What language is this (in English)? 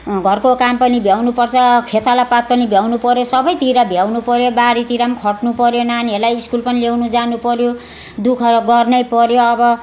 Nepali